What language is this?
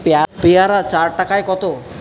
Bangla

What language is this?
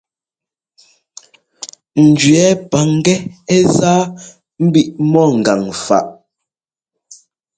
Ngomba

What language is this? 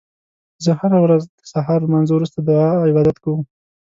Pashto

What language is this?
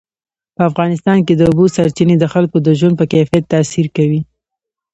Pashto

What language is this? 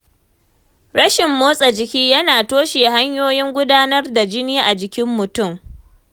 Hausa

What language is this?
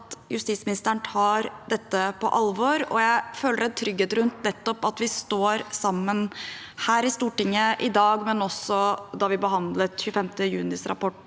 Norwegian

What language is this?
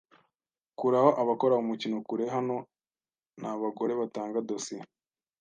Kinyarwanda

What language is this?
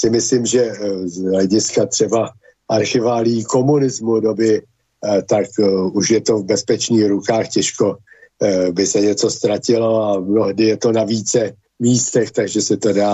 Czech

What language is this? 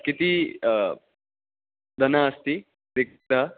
Sanskrit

